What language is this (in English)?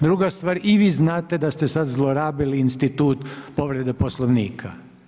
Croatian